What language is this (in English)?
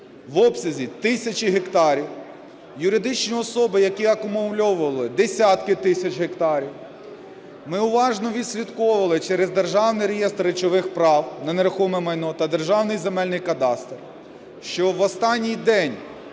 Ukrainian